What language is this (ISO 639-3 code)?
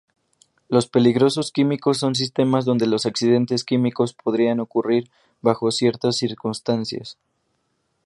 spa